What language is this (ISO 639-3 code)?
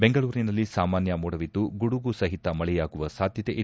kan